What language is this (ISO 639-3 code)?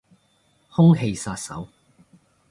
yue